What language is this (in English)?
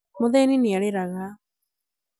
Kikuyu